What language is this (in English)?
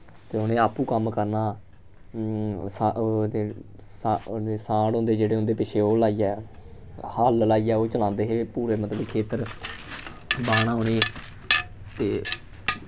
Dogri